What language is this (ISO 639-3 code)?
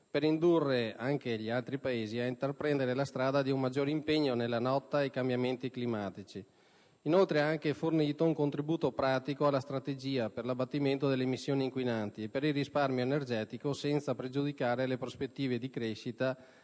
ita